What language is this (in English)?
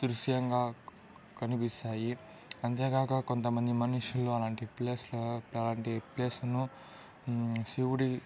Telugu